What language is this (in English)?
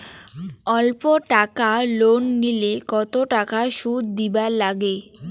Bangla